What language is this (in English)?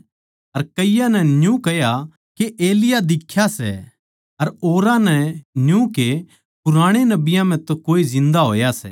Haryanvi